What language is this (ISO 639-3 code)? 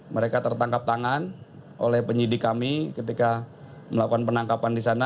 ind